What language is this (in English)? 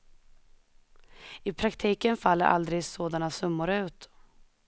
Swedish